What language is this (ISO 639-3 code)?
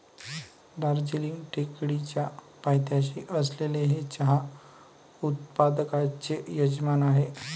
mar